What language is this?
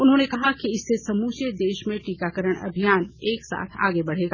Hindi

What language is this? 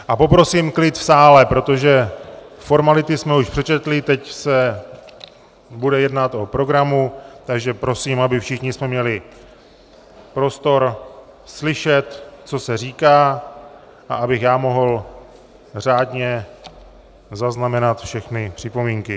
Czech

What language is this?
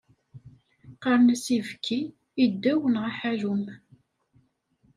Kabyle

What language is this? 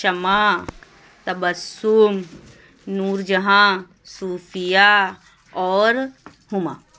Urdu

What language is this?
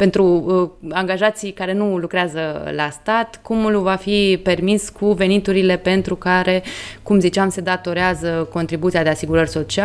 Romanian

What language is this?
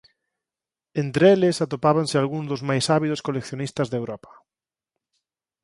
Galician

